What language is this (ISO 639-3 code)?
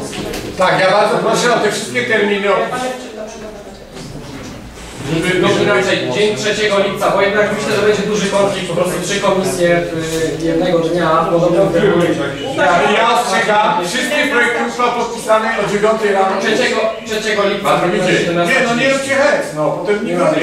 pol